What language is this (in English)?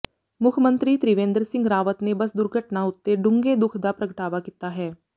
Punjabi